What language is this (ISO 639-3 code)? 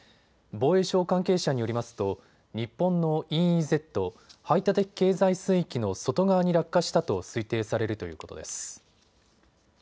jpn